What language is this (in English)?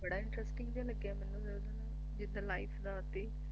Punjabi